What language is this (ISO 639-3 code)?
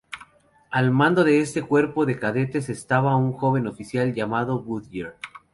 spa